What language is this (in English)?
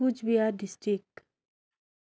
Nepali